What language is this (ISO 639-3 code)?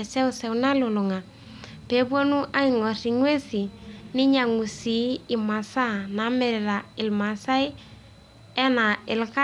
mas